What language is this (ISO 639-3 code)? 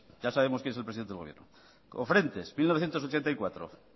spa